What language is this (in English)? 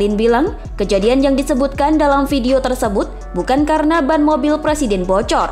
Indonesian